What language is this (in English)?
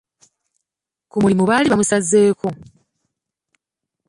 Ganda